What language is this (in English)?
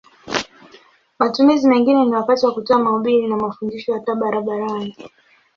Swahili